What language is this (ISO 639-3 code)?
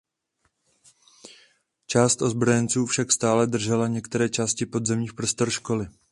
ces